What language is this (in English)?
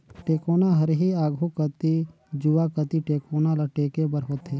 Chhattisgarhi